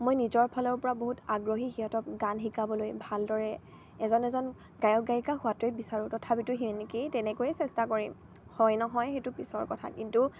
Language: Assamese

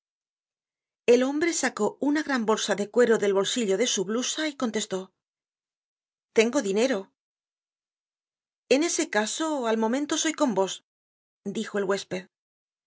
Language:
Spanish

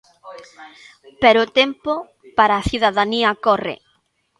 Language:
Galician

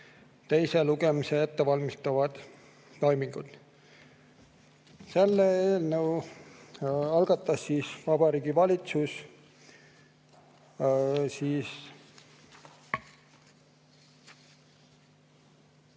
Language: Estonian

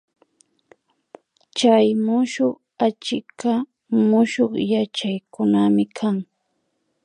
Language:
Imbabura Highland Quichua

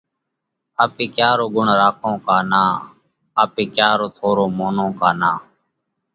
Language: Parkari Koli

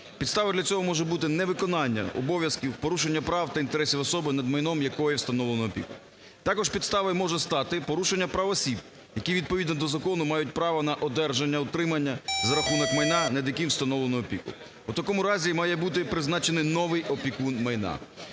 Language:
Ukrainian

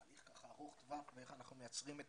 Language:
Hebrew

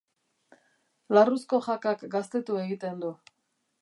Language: Basque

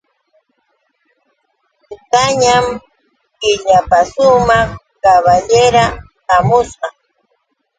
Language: Yauyos Quechua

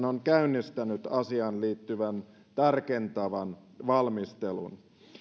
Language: Finnish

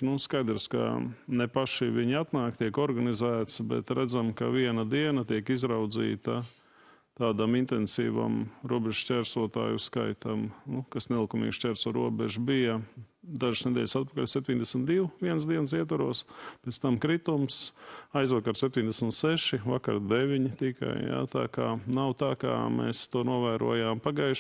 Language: Latvian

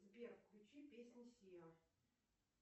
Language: Russian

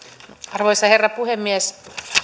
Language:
Finnish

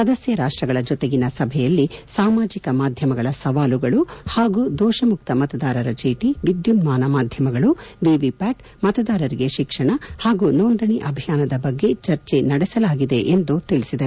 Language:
Kannada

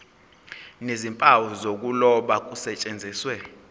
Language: Zulu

